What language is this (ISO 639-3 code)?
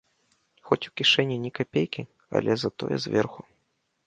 bel